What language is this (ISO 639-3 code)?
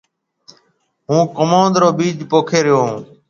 mve